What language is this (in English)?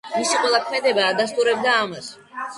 Georgian